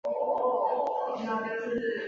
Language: Chinese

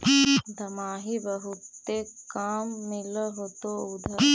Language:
Magahi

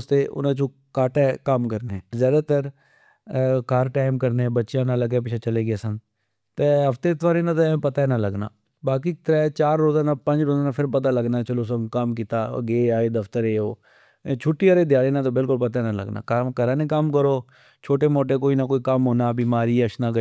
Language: Pahari-Potwari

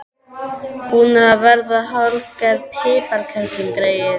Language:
Icelandic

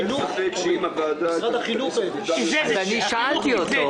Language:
Hebrew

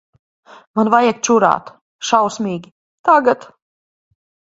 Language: Latvian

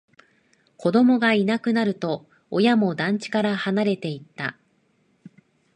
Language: Japanese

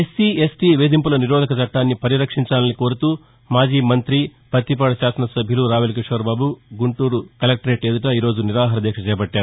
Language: Telugu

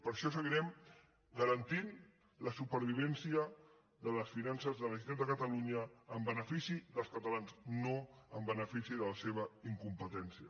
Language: Catalan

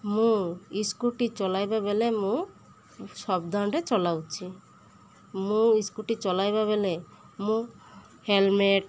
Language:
Odia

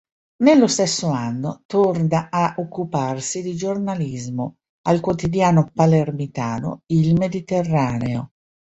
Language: Italian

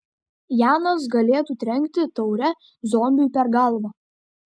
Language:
Lithuanian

